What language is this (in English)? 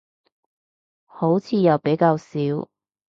Cantonese